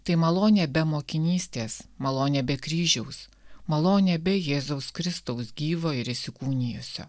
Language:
Lithuanian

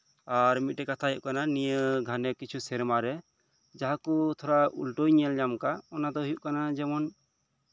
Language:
Santali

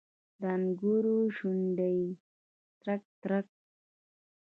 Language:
Pashto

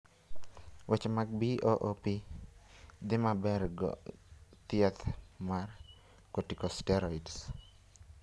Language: Luo (Kenya and Tanzania)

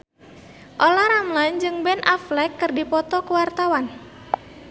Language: Sundanese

